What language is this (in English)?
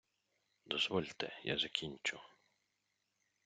Ukrainian